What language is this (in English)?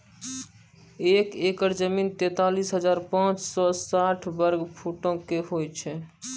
Maithili